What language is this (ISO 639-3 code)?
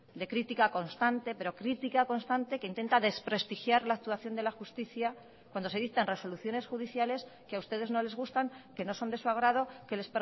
spa